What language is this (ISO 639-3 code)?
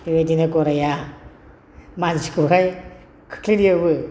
brx